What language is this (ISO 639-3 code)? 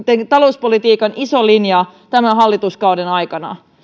fin